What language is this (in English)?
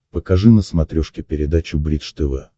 Russian